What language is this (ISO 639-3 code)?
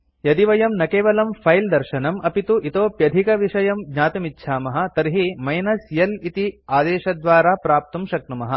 san